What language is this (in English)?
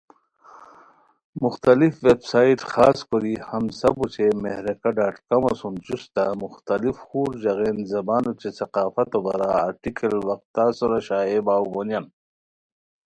Khowar